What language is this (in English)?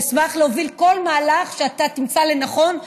Hebrew